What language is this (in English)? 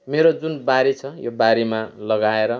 Nepali